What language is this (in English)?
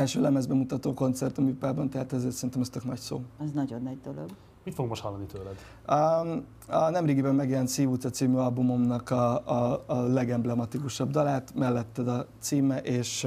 Hungarian